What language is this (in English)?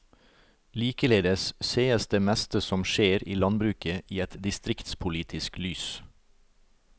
Norwegian